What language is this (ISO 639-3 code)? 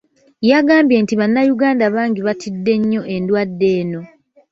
lug